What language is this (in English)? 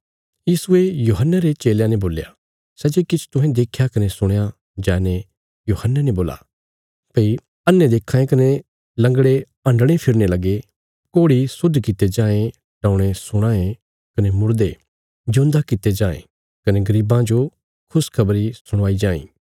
Bilaspuri